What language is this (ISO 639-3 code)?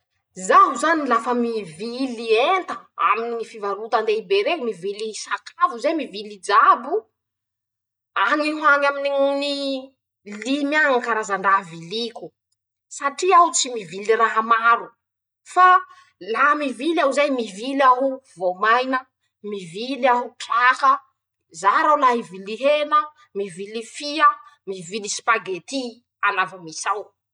msh